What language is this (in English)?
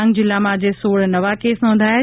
Gujarati